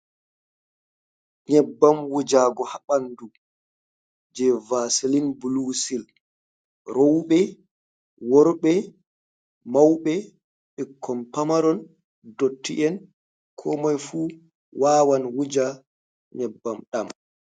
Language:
Fula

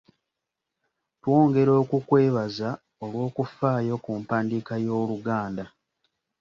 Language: Ganda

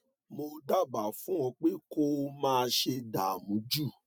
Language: Yoruba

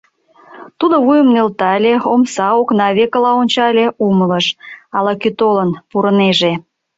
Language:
Mari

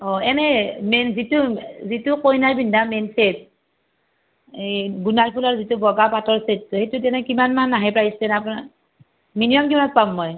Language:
Assamese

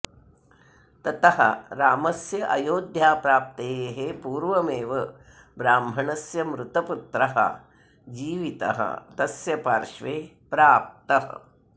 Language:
Sanskrit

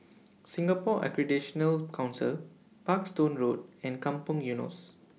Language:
English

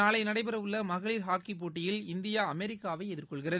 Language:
Tamil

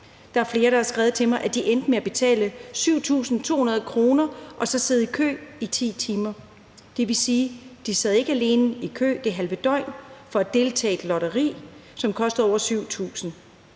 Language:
Danish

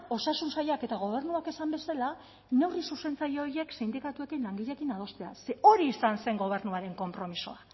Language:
Basque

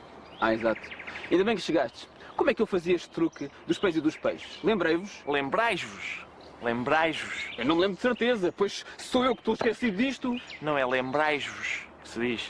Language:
Portuguese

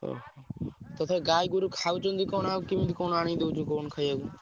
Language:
Odia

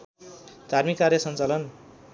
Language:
Nepali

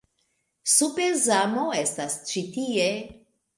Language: Esperanto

